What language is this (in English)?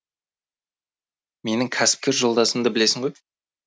Kazakh